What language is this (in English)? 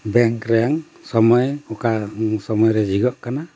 Santali